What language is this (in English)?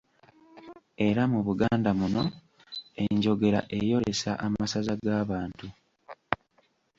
Ganda